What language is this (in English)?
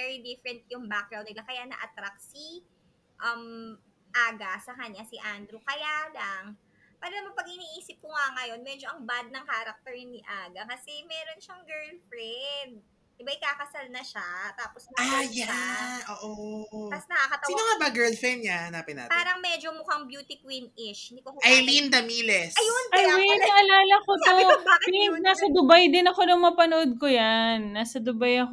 Filipino